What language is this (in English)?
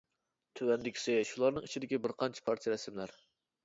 Uyghur